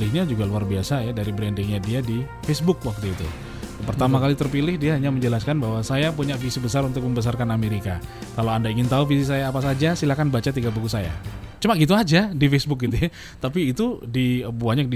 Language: Indonesian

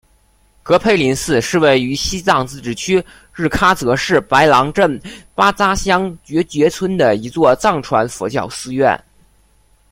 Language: Chinese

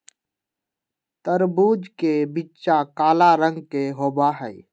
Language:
Magahi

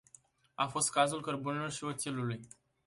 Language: Romanian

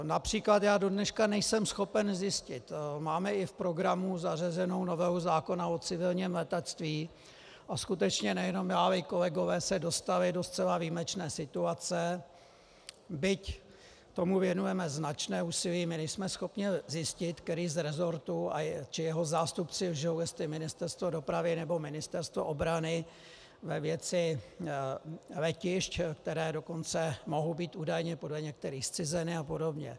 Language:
Czech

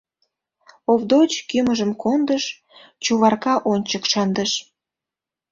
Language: Mari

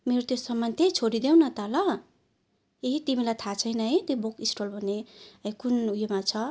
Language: Nepali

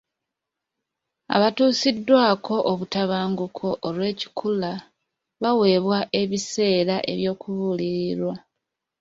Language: Ganda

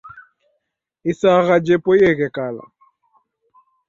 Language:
Taita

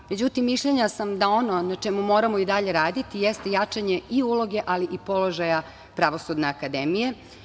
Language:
Serbian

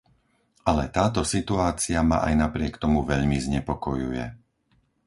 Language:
Slovak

